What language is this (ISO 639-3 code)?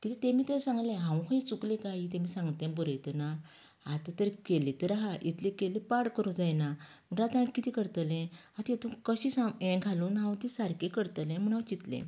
kok